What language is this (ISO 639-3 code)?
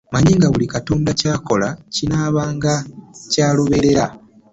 lug